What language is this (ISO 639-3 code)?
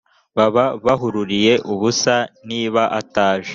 kin